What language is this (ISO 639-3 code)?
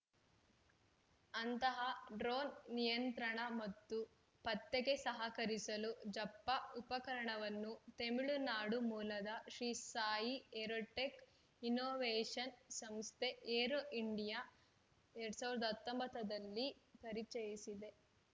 kan